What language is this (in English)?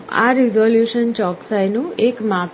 Gujarati